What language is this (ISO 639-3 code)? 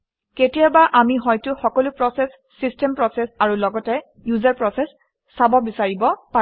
asm